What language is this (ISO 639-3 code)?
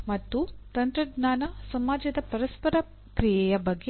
kan